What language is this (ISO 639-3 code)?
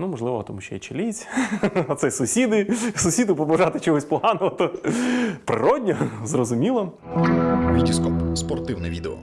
ukr